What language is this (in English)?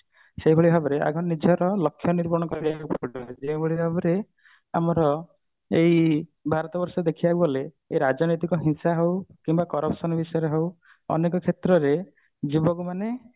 Odia